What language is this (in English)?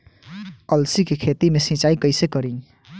Bhojpuri